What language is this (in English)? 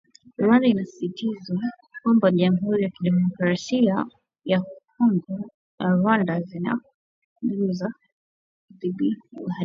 Swahili